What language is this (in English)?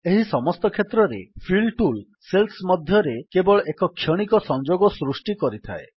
Odia